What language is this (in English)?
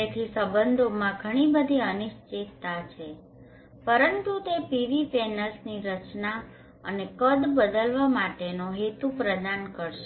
Gujarati